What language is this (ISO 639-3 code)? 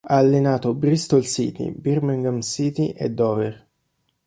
ita